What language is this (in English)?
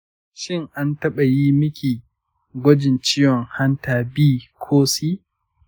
Hausa